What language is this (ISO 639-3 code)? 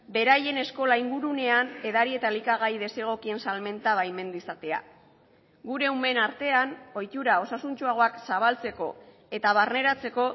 eus